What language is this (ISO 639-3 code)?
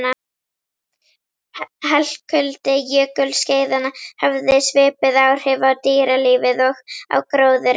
isl